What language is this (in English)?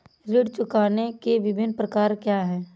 Hindi